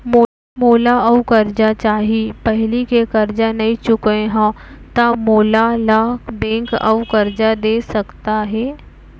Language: Chhattisgarhi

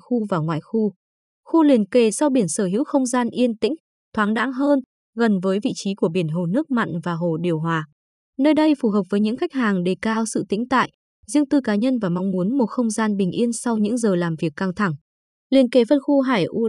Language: Vietnamese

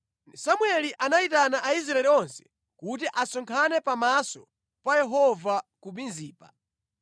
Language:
Nyanja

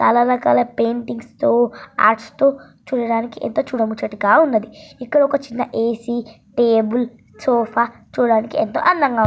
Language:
Telugu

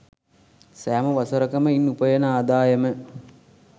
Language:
Sinhala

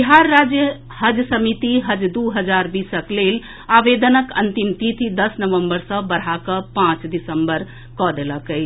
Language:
Maithili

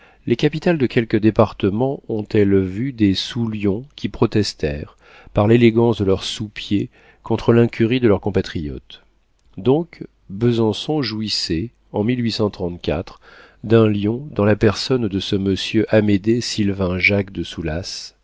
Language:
French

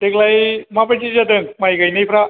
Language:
Bodo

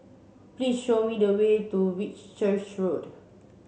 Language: English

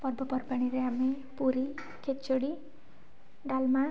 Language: Odia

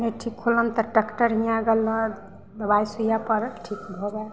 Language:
Maithili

